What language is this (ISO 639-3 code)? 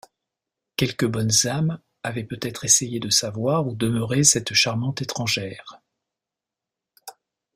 fra